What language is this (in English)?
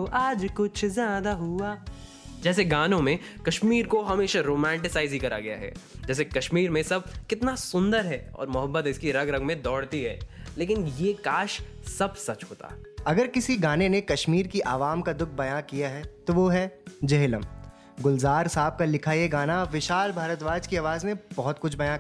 Hindi